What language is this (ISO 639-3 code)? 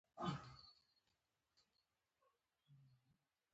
pus